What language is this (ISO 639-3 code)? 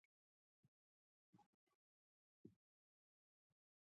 pus